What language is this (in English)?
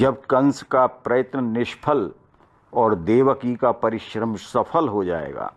Hindi